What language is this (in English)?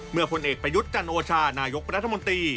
Thai